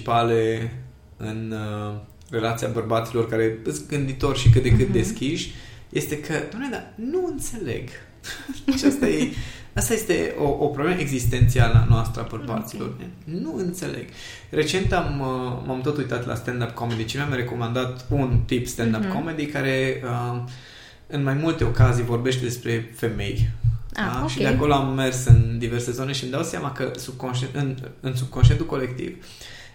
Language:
Romanian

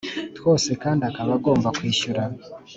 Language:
Kinyarwanda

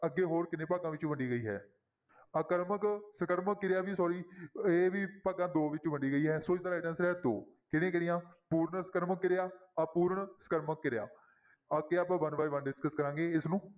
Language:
Punjabi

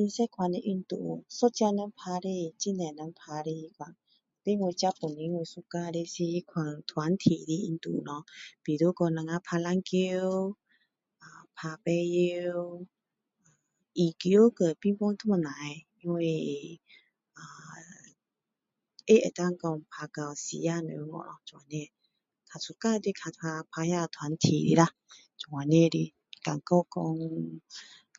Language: Min Dong Chinese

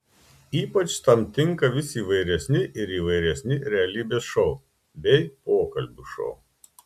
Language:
Lithuanian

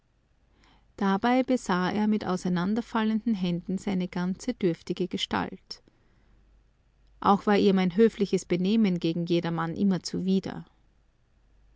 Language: German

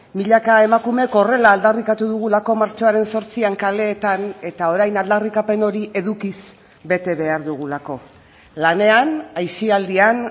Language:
Basque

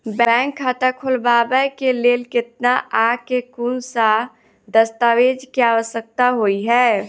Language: Maithili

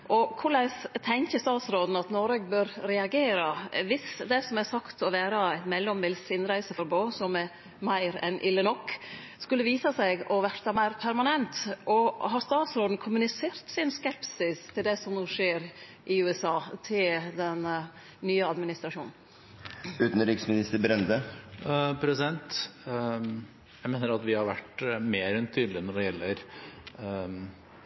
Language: Norwegian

